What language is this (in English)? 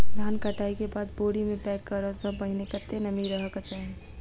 Maithili